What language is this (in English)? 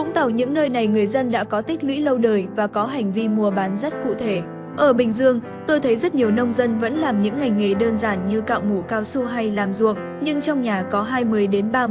Vietnamese